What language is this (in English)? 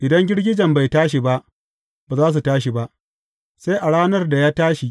Hausa